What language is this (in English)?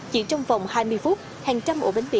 Vietnamese